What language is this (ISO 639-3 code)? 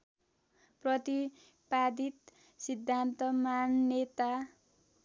nep